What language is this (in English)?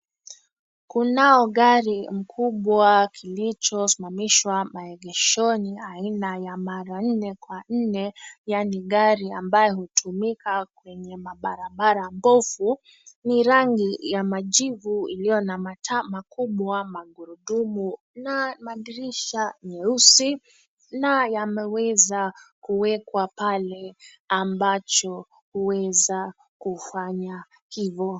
Swahili